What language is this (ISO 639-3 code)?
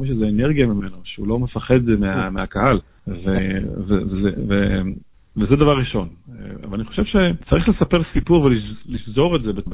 heb